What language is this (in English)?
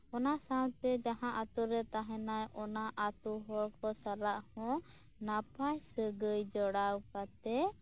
Santali